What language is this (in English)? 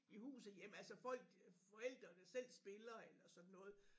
Danish